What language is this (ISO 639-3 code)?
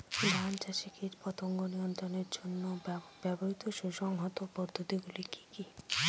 ben